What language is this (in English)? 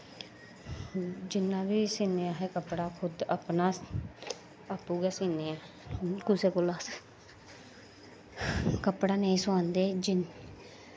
Dogri